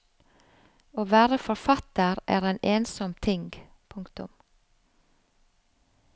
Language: Norwegian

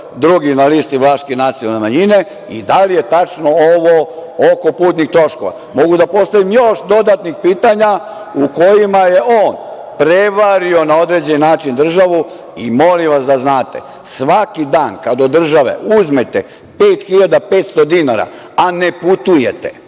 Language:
Serbian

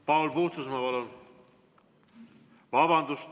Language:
Estonian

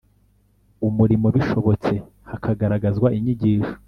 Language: Kinyarwanda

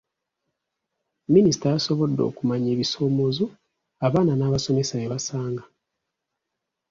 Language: Ganda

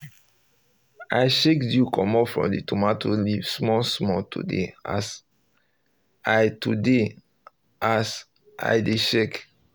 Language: Nigerian Pidgin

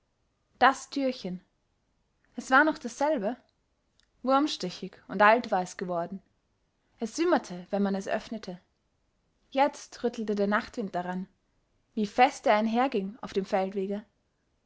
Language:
German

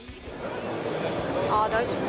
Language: Japanese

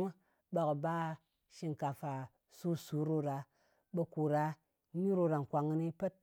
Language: Ngas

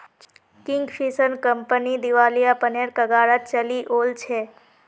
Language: Magahi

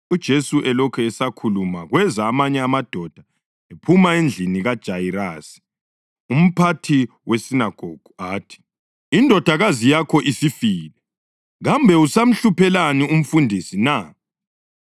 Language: North Ndebele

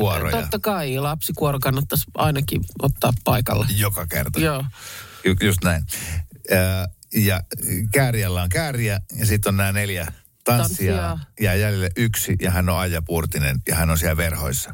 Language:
Finnish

